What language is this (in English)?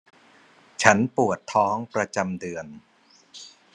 Thai